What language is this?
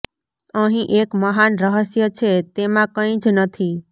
Gujarati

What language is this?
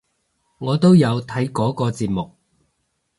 Cantonese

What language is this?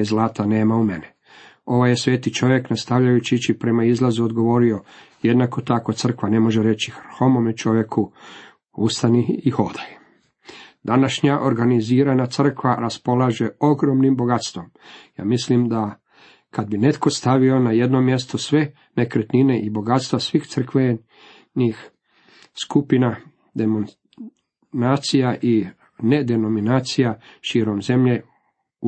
Croatian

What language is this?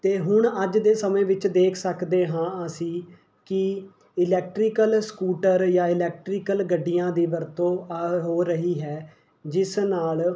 Punjabi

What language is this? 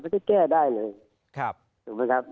Thai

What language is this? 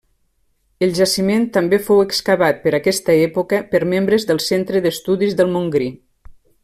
Catalan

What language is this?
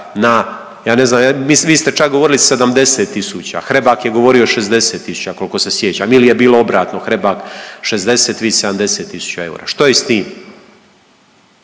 Croatian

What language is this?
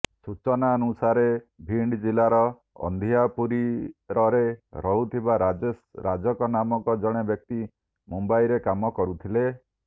Odia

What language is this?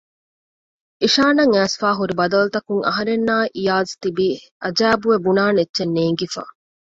Divehi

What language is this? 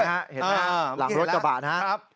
Thai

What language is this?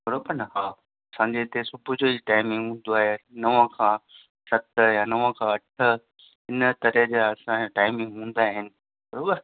Sindhi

